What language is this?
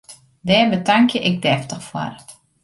Western Frisian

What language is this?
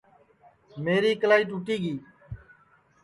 Sansi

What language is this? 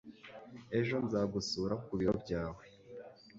Kinyarwanda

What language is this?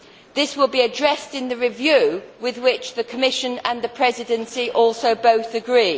English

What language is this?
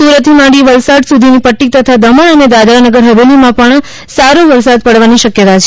Gujarati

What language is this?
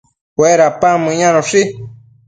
Matsés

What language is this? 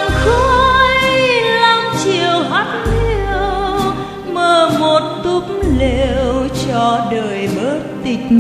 Vietnamese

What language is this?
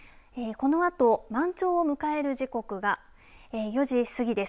Japanese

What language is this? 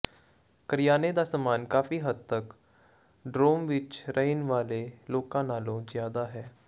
Punjabi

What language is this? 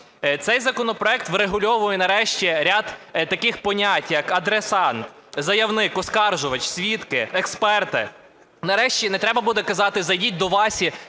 Ukrainian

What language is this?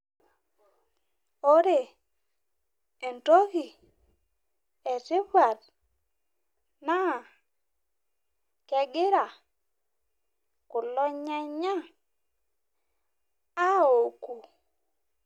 Masai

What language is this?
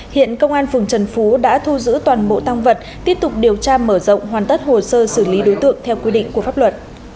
Vietnamese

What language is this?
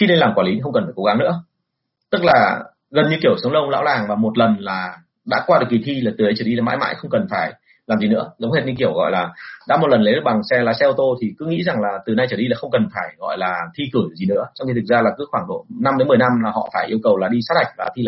Vietnamese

